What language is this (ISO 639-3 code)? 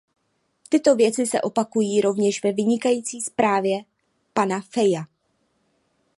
ces